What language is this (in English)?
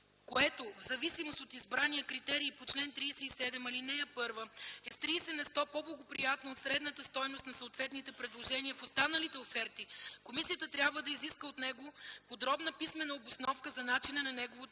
Bulgarian